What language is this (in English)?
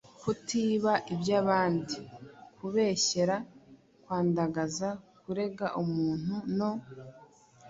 Kinyarwanda